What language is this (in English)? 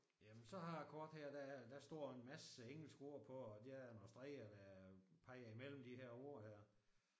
Danish